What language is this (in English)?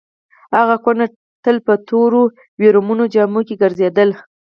Pashto